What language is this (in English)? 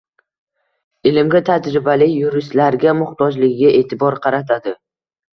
Uzbek